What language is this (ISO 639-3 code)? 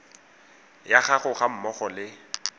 tsn